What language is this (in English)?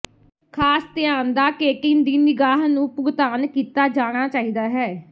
Punjabi